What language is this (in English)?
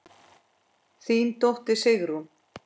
Icelandic